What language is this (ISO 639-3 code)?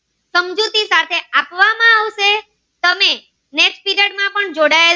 guj